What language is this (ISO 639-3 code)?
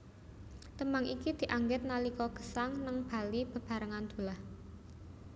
jav